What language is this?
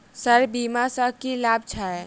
Maithili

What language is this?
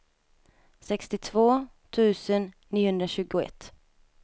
Swedish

